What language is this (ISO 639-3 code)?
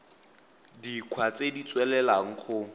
tsn